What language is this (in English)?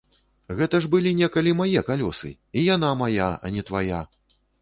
Belarusian